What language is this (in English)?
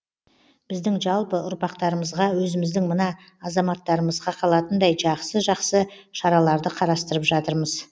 Kazakh